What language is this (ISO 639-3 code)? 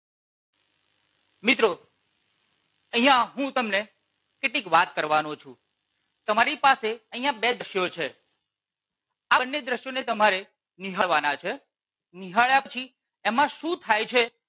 guj